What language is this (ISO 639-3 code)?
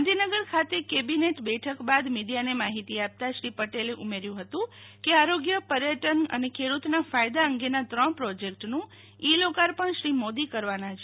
guj